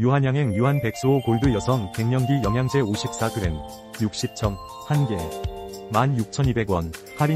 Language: Korean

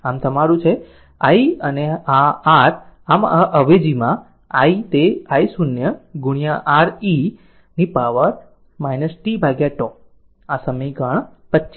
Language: Gujarati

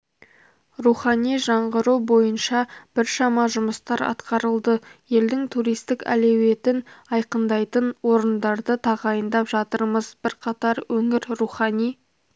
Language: Kazakh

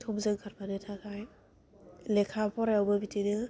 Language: Bodo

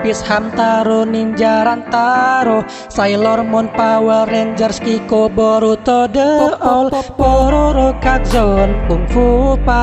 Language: Indonesian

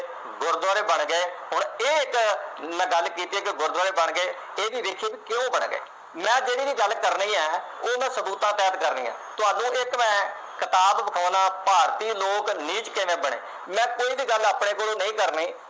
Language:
Punjabi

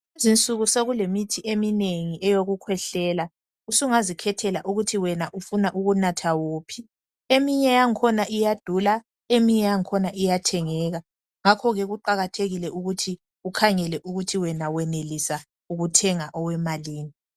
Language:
North Ndebele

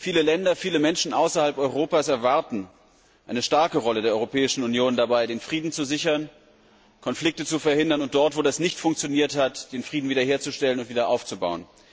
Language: German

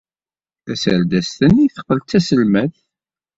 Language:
Kabyle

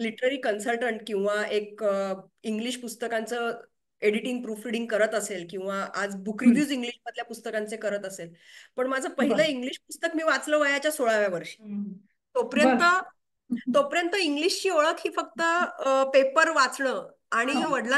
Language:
Marathi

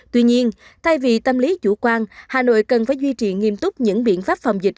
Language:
Vietnamese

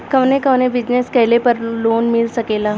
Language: Bhojpuri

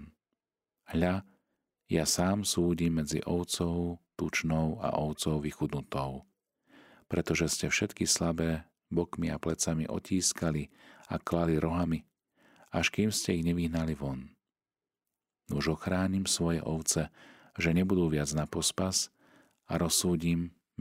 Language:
Slovak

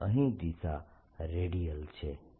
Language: Gujarati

